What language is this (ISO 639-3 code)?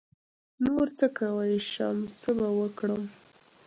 pus